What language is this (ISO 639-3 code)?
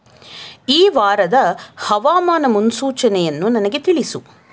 kan